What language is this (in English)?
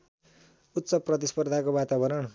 Nepali